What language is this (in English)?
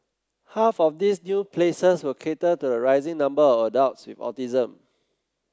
English